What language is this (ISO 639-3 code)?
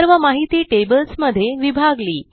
mar